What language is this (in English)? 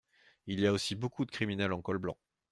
French